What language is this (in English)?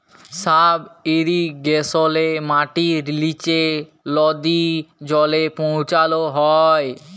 Bangla